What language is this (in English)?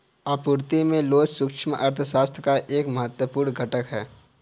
Hindi